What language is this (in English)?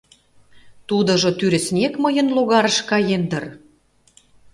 Mari